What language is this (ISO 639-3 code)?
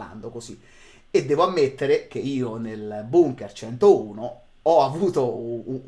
ita